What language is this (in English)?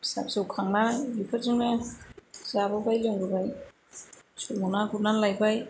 Bodo